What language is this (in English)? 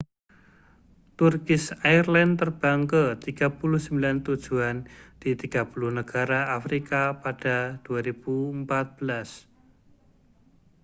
Indonesian